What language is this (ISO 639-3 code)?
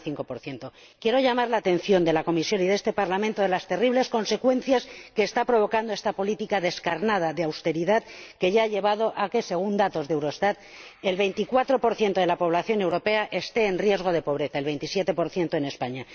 spa